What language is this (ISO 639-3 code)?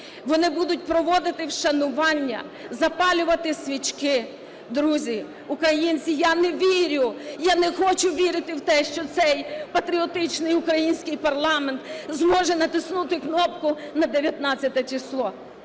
ukr